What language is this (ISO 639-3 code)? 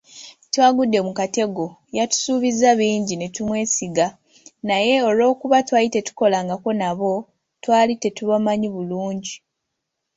lug